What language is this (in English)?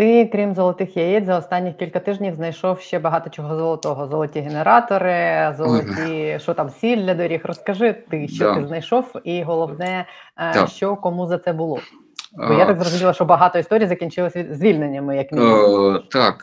Ukrainian